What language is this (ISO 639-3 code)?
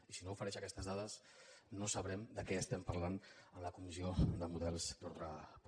cat